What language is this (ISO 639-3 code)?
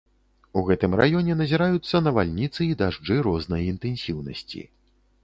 bel